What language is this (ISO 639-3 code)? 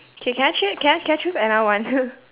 eng